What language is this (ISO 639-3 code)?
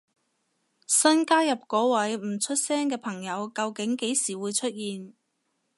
yue